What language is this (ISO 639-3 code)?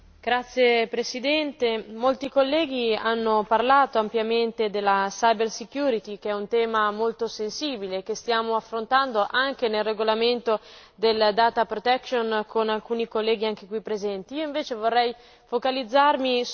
ita